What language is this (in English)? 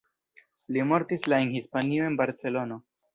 Esperanto